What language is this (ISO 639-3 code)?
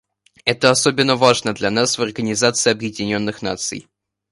rus